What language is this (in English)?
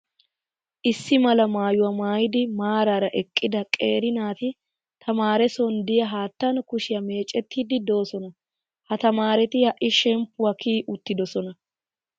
Wolaytta